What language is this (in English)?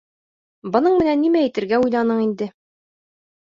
Bashkir